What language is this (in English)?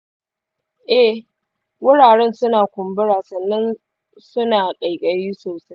Hausa